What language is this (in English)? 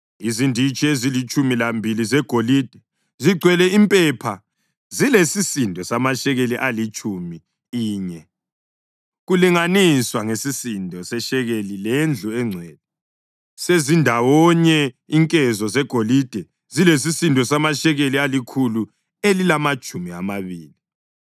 North Ndebele